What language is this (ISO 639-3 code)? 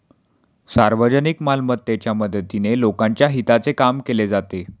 mar